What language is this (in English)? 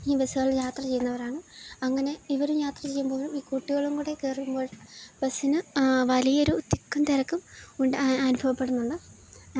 Malayalam